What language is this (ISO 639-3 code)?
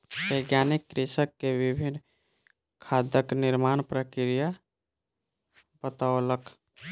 mai